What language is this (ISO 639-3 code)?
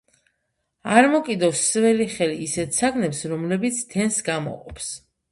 kat